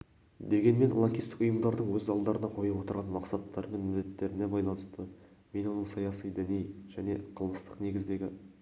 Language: Kazakh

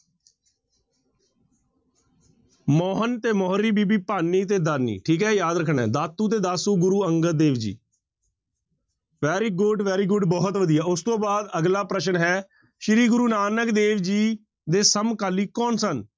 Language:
Punjabi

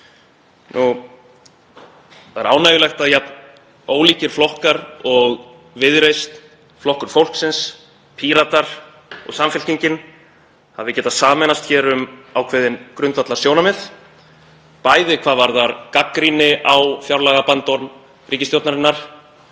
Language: Icelandic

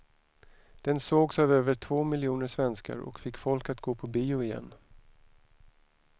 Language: Swedish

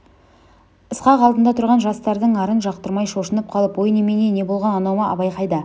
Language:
Kazakh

